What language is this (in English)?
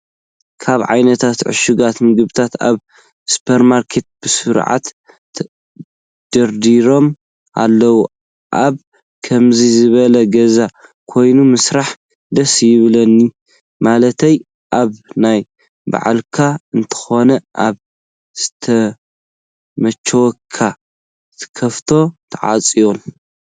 Tigrinya